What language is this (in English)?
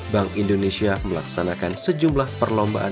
Indonesian